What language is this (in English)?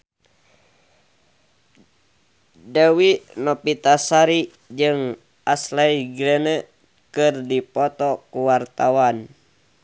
Sundanese